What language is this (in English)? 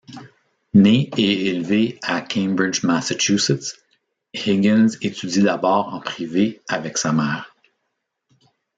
French